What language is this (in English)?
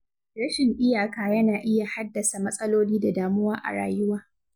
Hausa